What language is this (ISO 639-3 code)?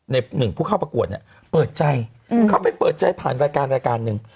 tha